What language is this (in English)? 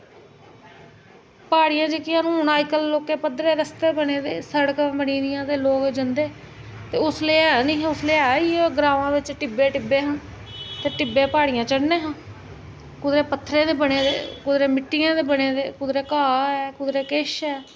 Dogri